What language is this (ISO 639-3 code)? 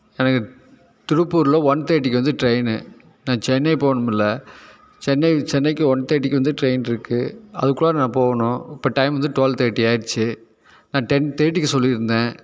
tam